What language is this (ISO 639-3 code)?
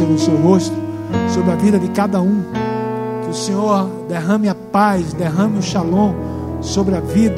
por